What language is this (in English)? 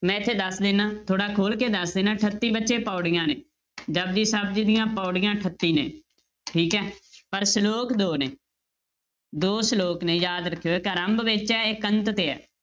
Punjabi